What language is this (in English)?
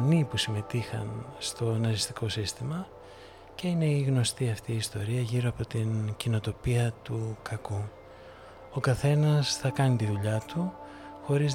Greek